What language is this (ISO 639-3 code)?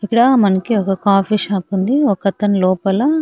tel